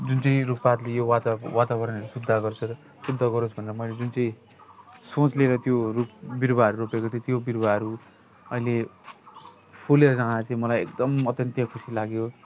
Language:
Nepali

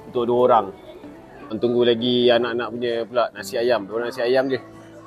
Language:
Malay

